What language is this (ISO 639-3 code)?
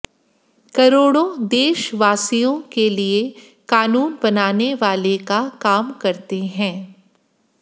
hin